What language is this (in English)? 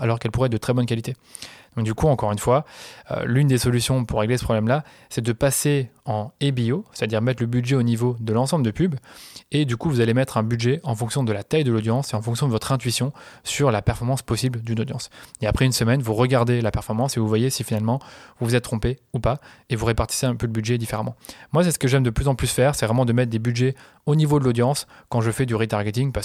French